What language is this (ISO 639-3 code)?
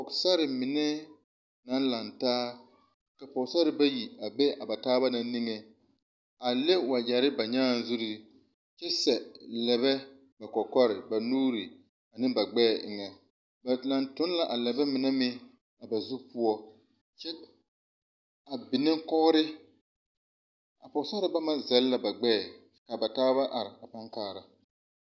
dga